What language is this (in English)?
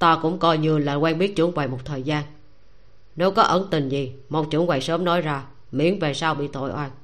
Vietnamese